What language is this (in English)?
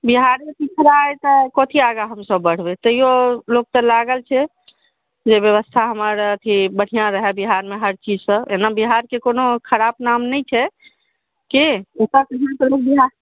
Maithili